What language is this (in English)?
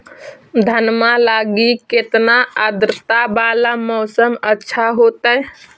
Magahi